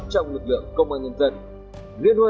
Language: Vietnamese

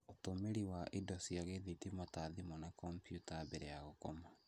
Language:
Kikuyu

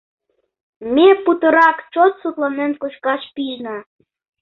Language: Mari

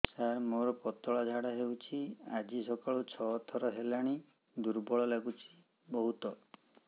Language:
Odia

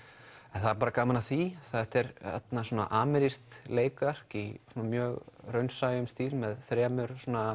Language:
Icelandic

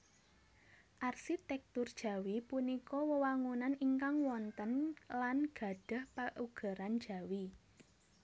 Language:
Javanese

